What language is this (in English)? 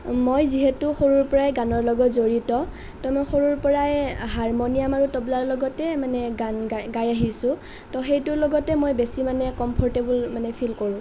Assamese